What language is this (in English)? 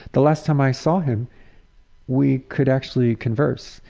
English